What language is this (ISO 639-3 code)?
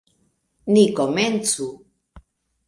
epo